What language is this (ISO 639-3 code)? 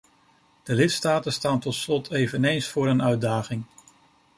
nld